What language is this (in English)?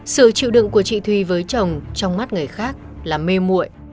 Vietnamese